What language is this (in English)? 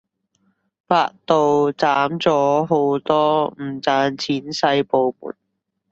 Cantonese